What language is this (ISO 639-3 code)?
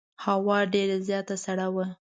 pus